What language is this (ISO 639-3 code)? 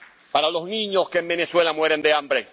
spa